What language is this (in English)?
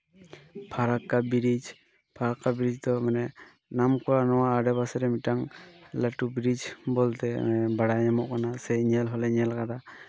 Santali